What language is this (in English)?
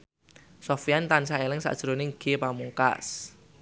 Javanese